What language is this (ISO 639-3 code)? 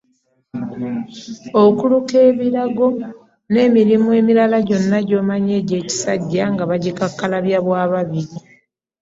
lug